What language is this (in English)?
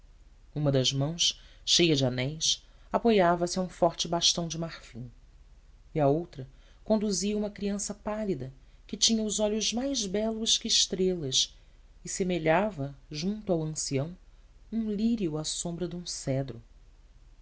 Portuguese